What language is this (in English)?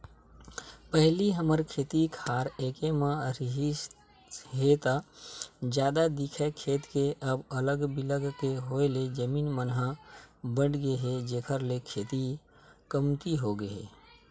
Chhattisgarhi